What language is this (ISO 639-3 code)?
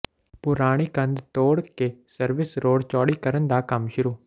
pan